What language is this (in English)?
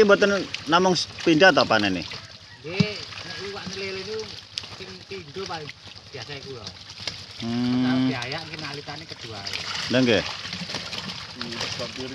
Indonesian